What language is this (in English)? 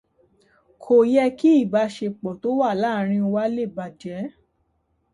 Yoruba